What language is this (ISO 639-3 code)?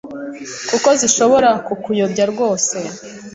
kin